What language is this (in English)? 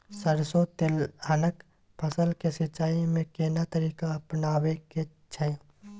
Maithili